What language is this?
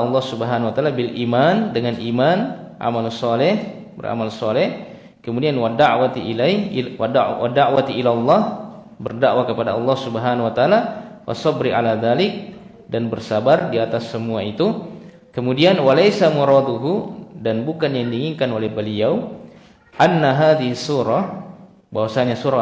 Indonesian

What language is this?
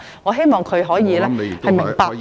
Cantonese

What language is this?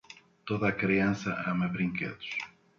Portuguese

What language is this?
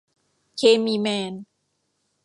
Thai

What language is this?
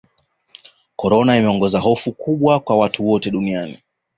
Swahili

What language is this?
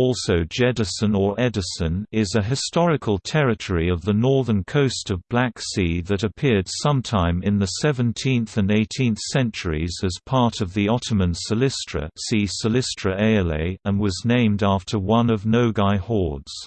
English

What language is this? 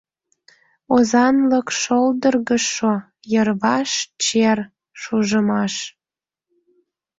Mari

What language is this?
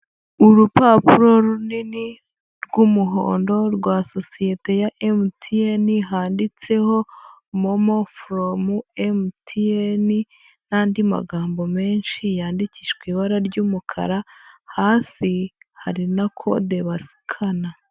Kinyarwanda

